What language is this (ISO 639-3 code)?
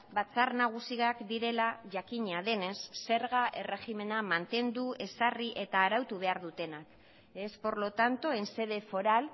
eus